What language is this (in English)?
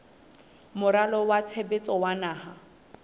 Southern Sotho